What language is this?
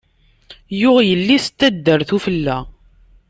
Kabyle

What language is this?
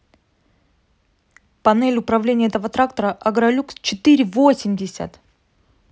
Russian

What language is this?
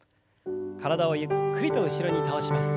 Japanese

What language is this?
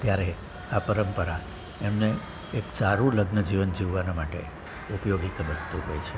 Gujarati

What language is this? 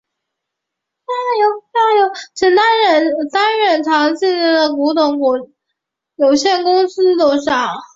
Chinese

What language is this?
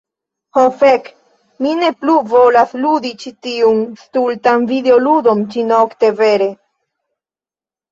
Esperanto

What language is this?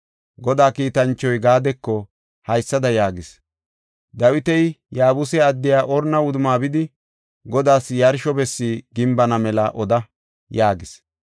Gofa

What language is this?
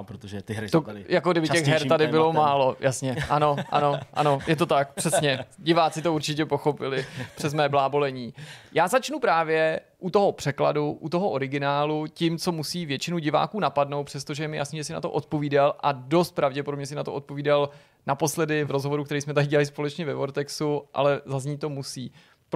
Czech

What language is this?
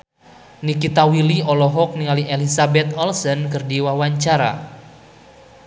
Sundanese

